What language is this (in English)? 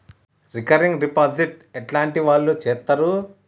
Telugu